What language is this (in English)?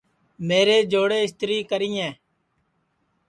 Sansi